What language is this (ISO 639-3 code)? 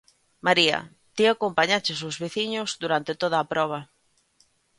glg